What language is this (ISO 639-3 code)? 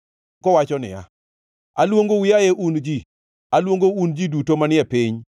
luo